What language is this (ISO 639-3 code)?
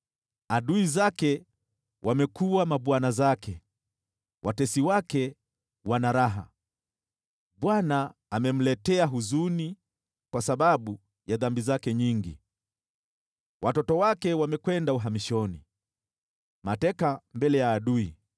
swa